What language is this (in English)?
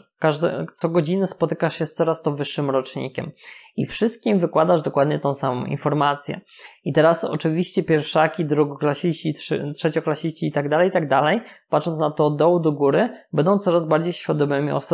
Polish